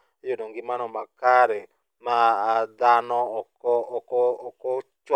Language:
Luo (Kenya and Tanzania)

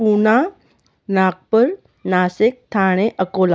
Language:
Sindhi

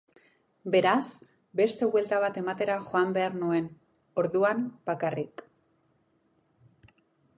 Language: Basque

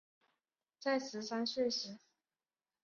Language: Chinese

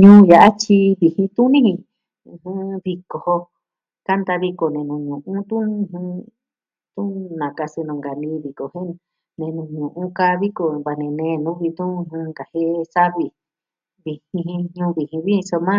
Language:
Southwestern Tlaxiaco Mixtec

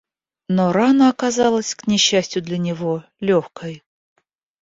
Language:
Russian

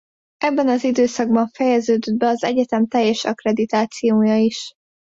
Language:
Hungarian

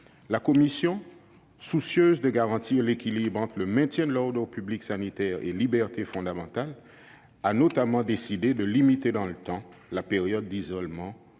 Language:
French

